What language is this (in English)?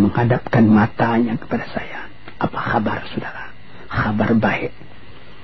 Malay